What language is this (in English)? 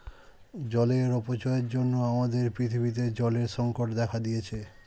Bangla